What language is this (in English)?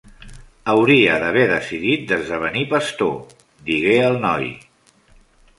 Catalan